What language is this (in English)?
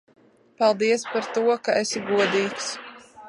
Latvian